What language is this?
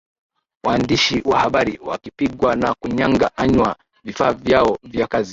Swahili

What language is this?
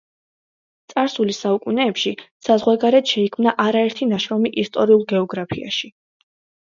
Georgian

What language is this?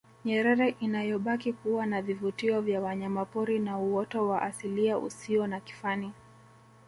Swahili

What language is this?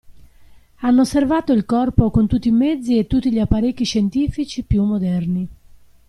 Italian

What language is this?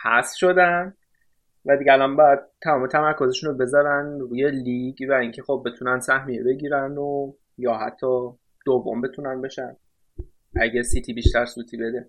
Persian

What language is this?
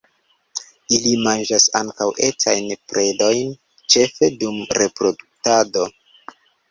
Esperanto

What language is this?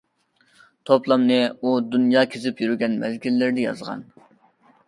Uyghur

